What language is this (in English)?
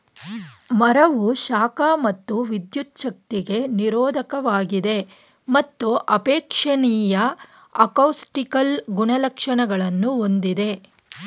Kannada